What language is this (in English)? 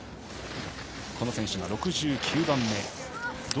Japanese